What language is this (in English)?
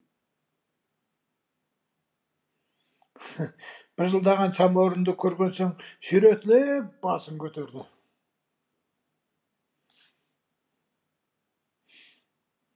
Kazakh